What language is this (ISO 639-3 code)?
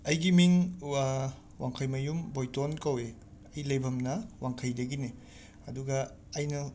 mni